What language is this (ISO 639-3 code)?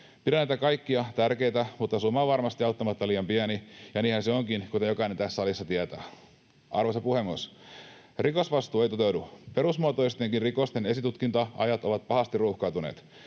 fin